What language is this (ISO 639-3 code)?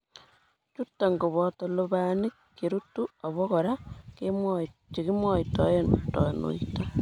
kln